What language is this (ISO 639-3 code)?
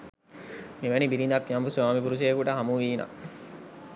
sin